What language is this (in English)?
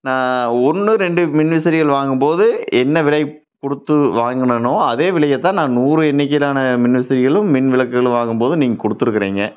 Tamil